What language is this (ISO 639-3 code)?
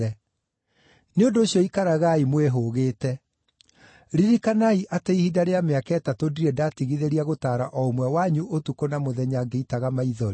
kik